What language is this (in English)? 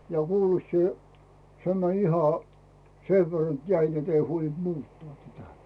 Finnish